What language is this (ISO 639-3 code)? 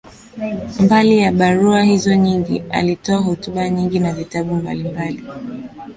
swa